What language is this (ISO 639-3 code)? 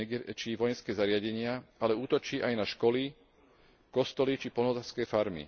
slk